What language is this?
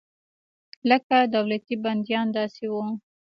Pashto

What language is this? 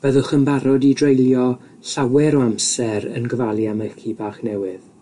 Welsh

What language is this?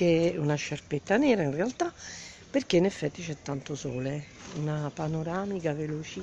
Italian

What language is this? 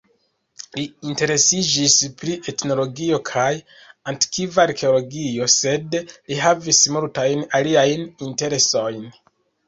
Esperanto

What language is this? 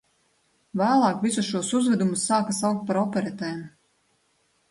Latvian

